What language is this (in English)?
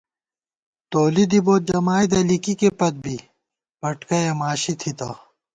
Gawar-Bati